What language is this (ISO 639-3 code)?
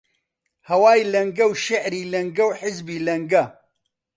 ckb